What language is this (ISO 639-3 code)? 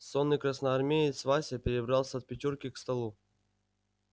rus